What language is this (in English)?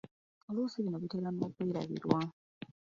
Ganda